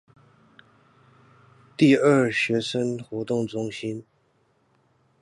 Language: Chinese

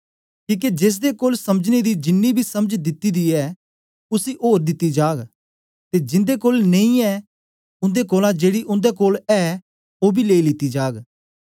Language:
Dogri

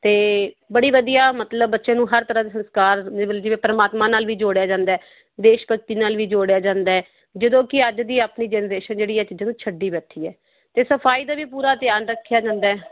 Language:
Punjabi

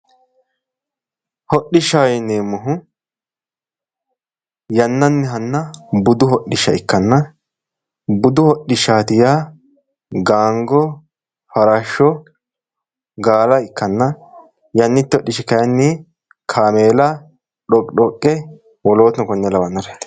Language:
Sidamo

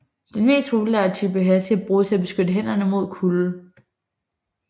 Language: Danish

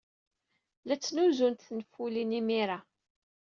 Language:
Kabyle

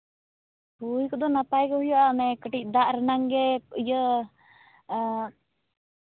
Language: Santali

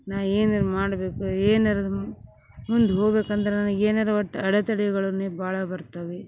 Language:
Kannada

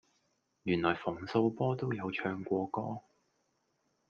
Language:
Cantonese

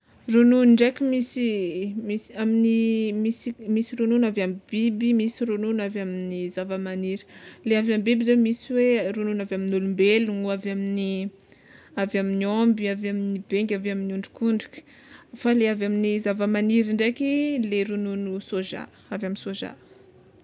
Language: Tsimihety Malagasy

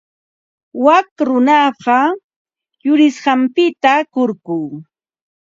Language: Ambo-Pasco Quechua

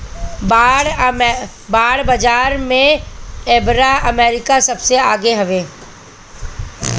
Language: Bhojpuri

